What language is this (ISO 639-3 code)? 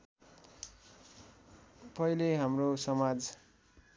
nep